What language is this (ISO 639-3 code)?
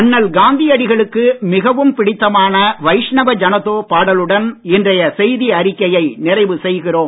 tam